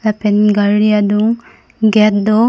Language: Karbi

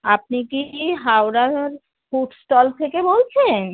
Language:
Bangla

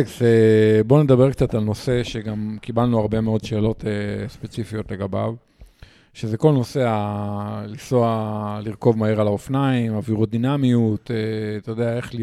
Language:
Hebrew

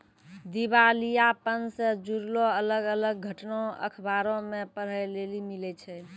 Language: Maithili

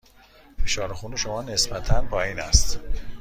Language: Persian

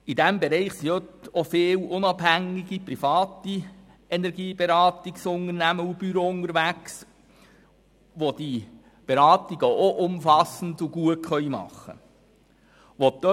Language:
Swiss German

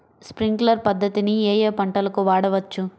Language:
Telugu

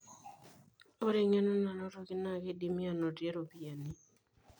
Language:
Masai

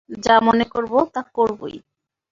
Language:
Bangla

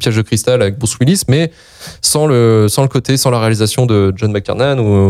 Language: French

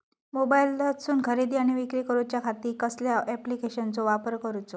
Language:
Marathi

